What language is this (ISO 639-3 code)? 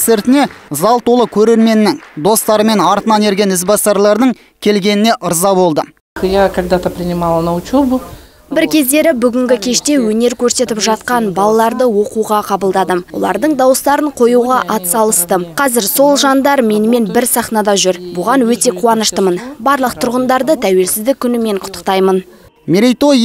rus